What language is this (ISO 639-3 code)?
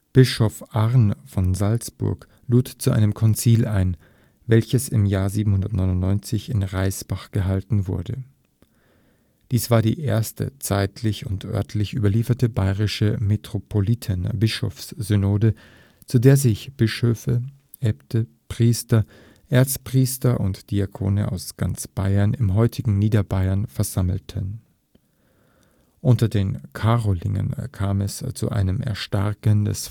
deu